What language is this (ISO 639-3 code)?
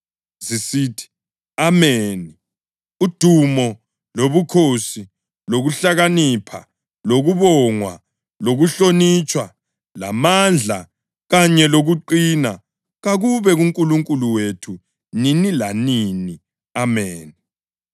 nde